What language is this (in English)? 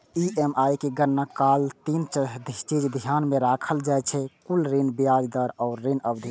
Maithili